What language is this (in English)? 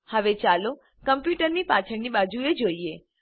Gujarati